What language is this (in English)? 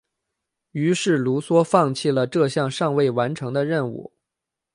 Chinese